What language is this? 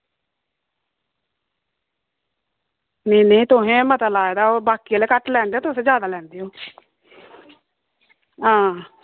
Dogri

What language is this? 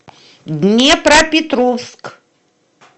Russian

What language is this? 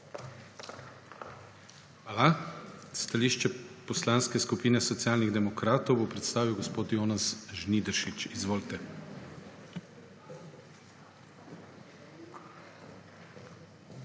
Slovenian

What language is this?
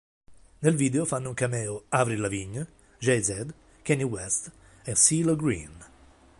Italian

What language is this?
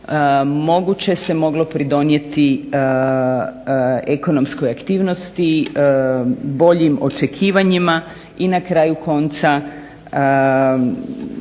Croatian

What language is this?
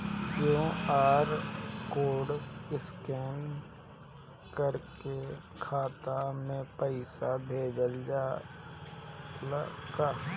Bhojpuri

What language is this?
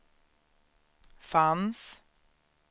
Swedish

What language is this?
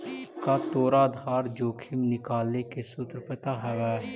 Magahi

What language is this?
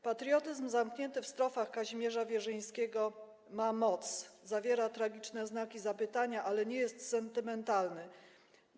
Polish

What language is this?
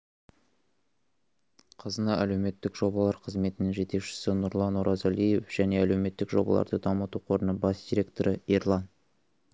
Kazakh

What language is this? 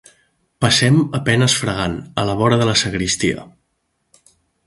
Catalan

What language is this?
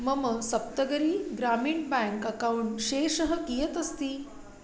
Sanskrit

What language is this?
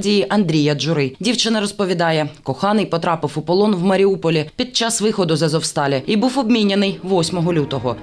Ukrainian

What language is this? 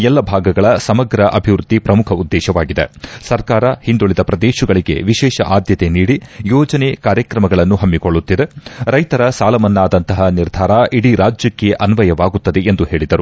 Kannada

